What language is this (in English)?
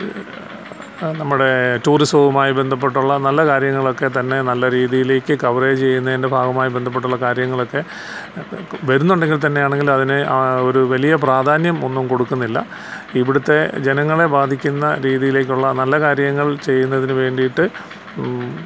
Malayalam